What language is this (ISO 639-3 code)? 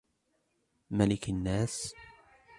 ara